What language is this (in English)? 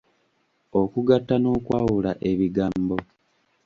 Ganda